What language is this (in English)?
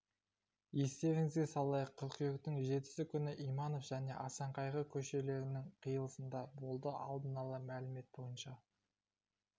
Kazakh